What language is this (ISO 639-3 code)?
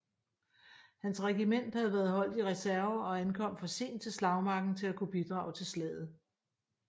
dan